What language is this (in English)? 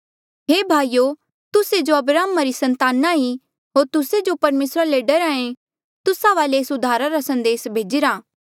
Mandeali